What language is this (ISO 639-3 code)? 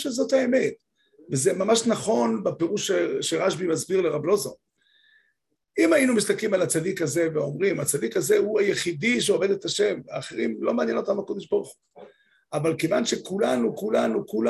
heb